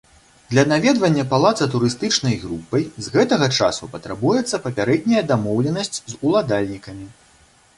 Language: Belarusian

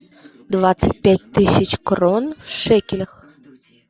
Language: Russian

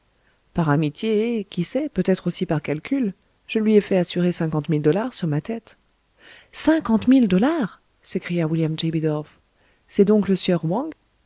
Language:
French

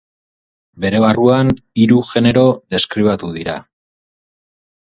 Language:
Basque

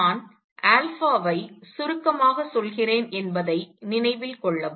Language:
Tamil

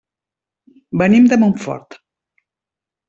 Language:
Catalan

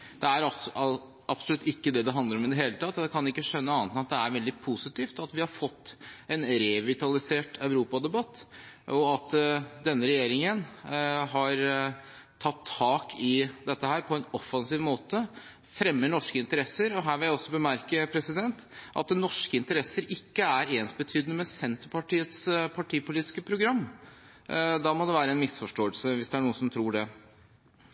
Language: Norwegian Bokmål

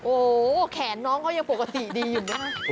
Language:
Thai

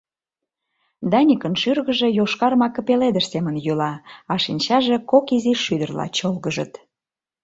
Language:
Mari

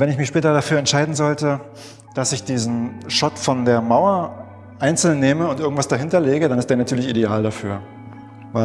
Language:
German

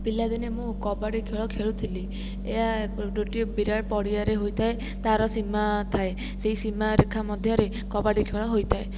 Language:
Odia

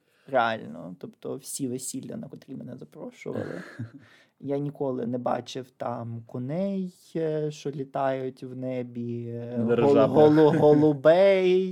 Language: Ukrainian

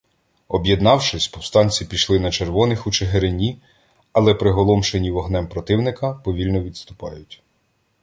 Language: Ukrainian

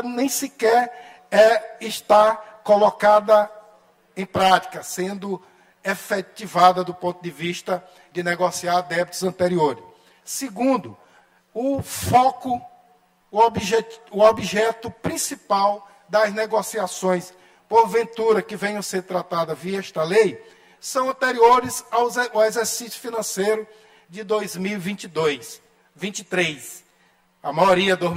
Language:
Portuguese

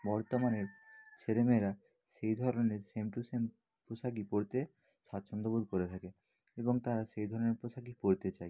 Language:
Bangla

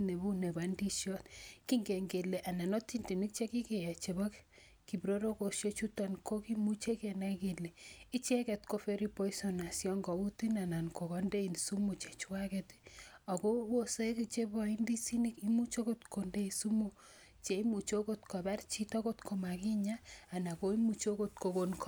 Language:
Kalenjin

